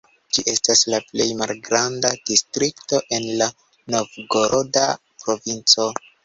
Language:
Esperanto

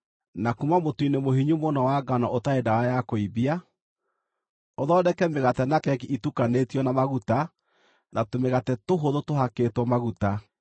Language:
Kikuyu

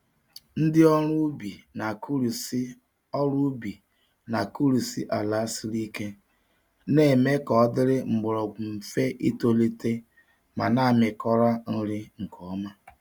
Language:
Igbo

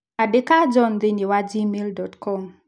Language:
Kikuyu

